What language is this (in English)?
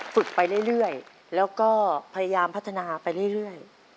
Thai